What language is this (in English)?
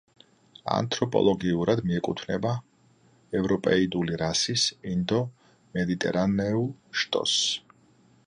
Georgian